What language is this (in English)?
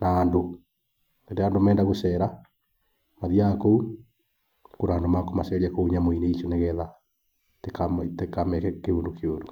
Kikuyu